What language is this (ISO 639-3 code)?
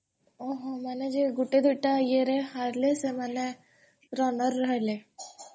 ori